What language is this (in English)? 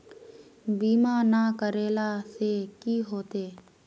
Magahi